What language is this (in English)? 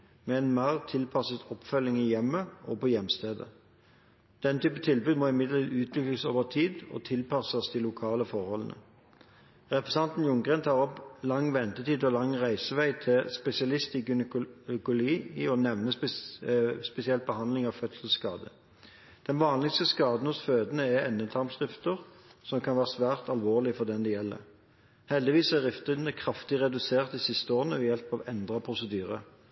Norwegian Bokmål